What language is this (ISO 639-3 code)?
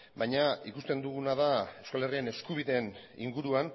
eus